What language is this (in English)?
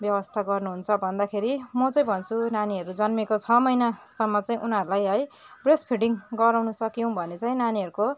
Nepali